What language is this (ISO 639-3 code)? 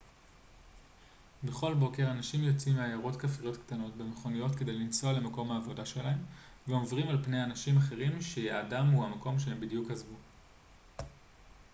heb